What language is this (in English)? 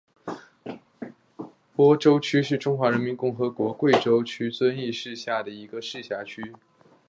Chinese